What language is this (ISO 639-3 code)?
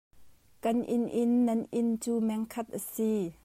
cnh